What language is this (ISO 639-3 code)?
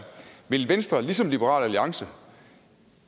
dan